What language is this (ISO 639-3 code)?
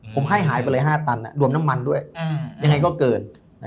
tha